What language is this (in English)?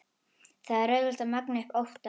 Icelandic